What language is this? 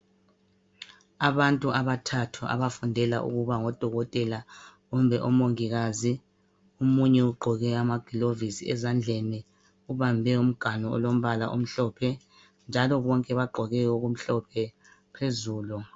North Ndebele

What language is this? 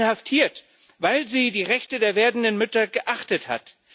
German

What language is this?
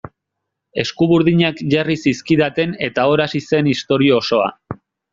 Basque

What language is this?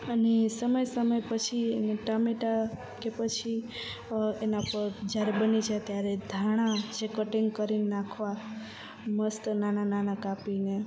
Gujarati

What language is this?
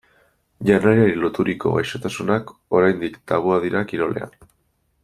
Basque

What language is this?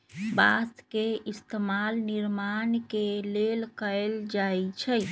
Magahi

